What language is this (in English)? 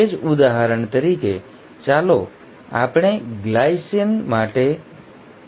Gujarati